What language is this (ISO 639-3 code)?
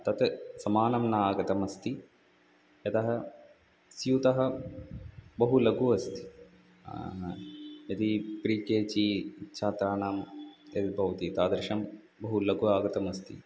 san